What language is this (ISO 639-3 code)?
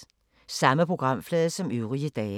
dan